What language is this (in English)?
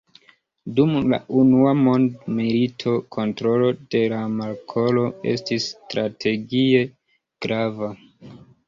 Esperanto